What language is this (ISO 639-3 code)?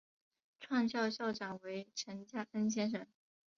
zho